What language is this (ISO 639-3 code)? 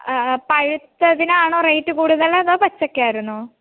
mal